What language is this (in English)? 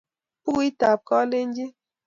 Kalenjin